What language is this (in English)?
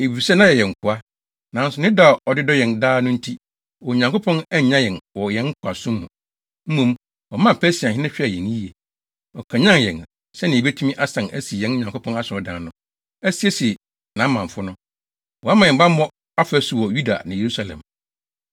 Akan